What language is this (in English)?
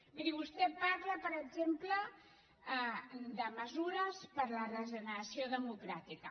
Catalan